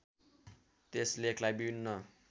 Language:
Nepali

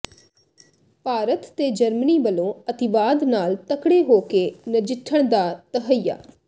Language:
Punjabi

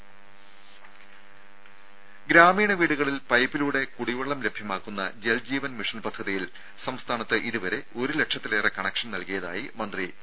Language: Malayalam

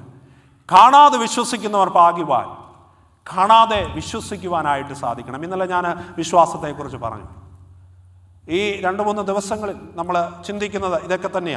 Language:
Arabic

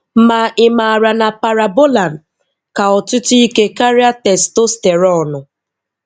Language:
Igbo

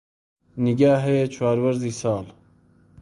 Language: Central Kurdish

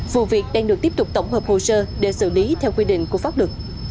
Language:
Vietnamese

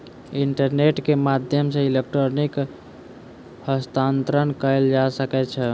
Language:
Maithili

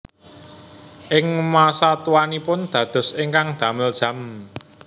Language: Javanese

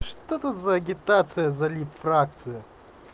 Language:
Russian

